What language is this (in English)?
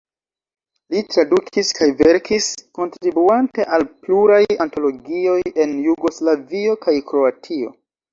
Esperanto